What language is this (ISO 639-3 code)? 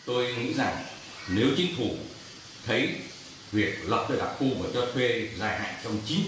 vie